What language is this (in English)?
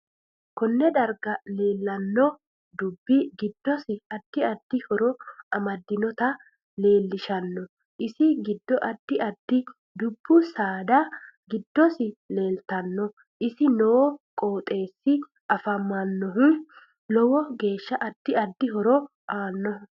Sidamo